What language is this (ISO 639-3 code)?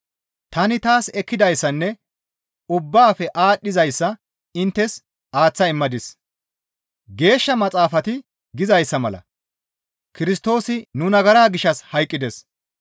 gmv